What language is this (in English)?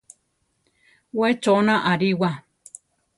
Central Tarahumara